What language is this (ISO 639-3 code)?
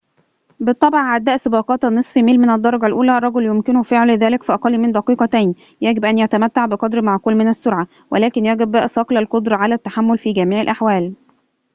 ara